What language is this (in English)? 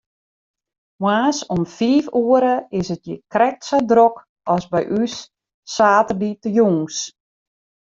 Western Frisian